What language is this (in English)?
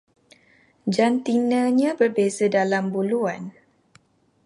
Malay